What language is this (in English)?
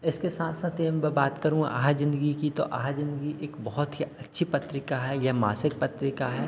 Hindi